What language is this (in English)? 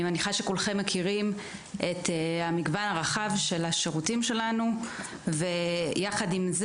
Hebrew